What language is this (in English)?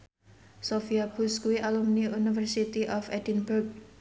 Javanese